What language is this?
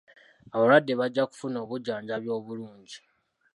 Ganda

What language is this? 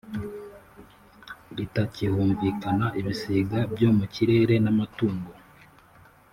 Kinyarwanda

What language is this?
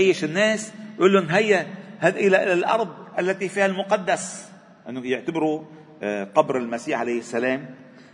Arabic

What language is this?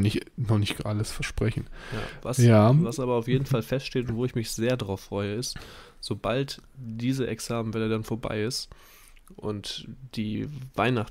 German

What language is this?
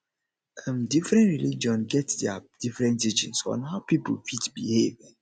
Nigerian Pidgin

